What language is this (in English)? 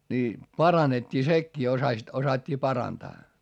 Finnish